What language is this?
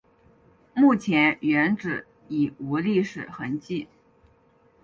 Chinese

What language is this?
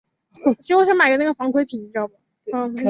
Chinese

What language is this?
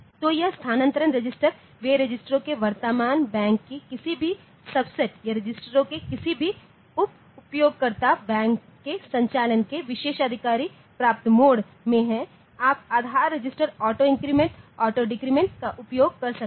Hindi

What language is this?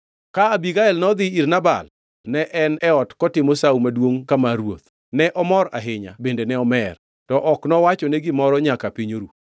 Luo (Kenya and Tanzania)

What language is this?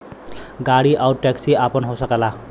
Bhojpuri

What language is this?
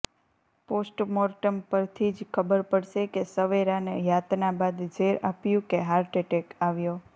Gujarati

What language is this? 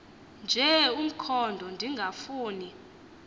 Xhosa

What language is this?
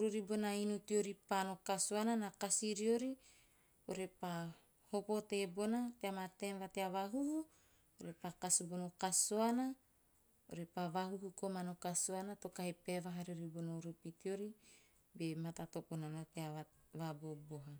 Teop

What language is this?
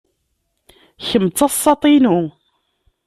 Kabyle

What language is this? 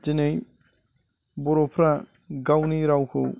Bodo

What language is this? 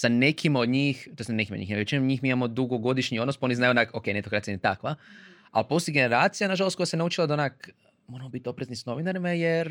Croatian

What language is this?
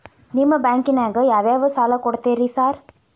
Kannada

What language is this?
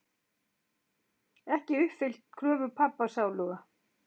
Icelandic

